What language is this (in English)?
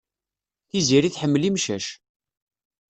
Kabyle